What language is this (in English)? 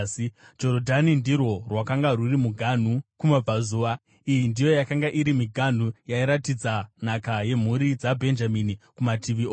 Shona